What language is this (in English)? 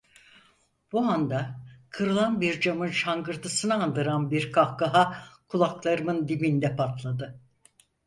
Turkish